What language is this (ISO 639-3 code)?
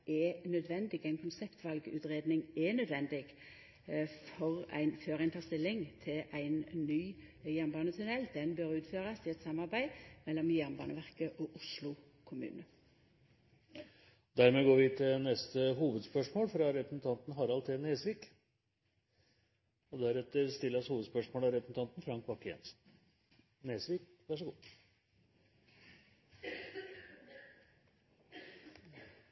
nor